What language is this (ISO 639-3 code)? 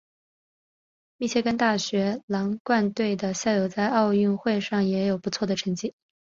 zho